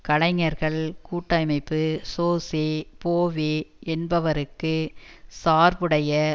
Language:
Tamil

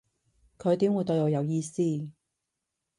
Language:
Cantonese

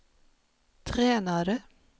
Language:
Swedish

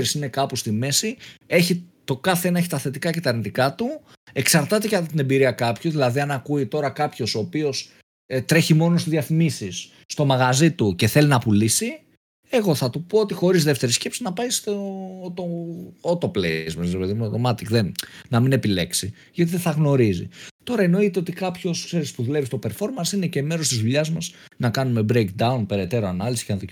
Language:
Greek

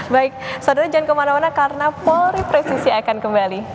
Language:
Indonesian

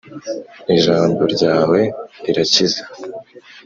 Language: Kinyarwanda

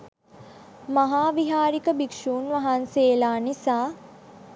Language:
Sinhala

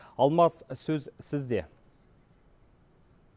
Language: Kazakh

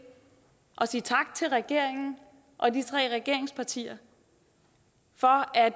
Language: Danish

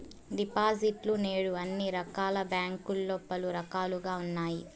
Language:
Telugu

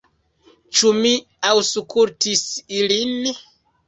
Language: Esperanto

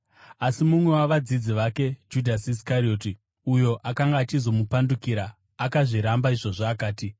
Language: Shona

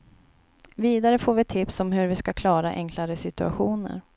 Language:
Swedish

